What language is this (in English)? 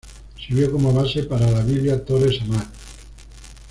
Spanish